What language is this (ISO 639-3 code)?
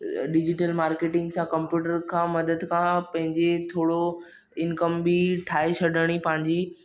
snd